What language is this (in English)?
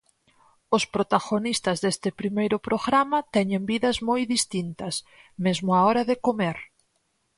Galician